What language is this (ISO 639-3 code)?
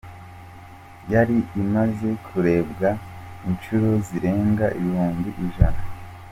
kin